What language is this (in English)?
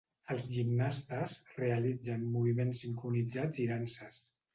Catalan